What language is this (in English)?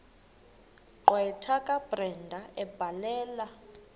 Xhosa